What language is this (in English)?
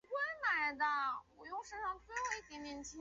Chinese